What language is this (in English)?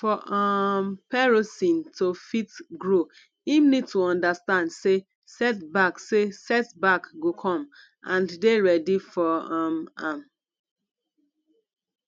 Nigerian Pidgin